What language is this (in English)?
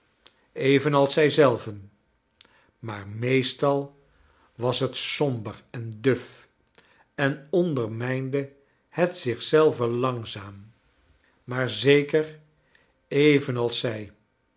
Dutch